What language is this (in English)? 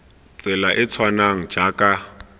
Tswana